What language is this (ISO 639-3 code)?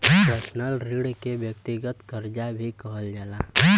bho